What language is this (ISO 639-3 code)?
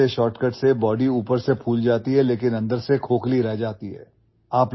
ori